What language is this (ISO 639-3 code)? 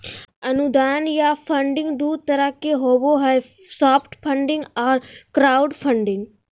mag